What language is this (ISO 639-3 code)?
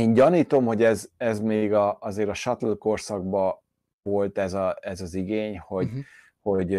hun